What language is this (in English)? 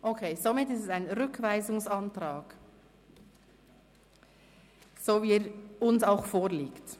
Swiss German